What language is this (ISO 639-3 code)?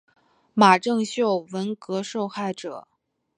zho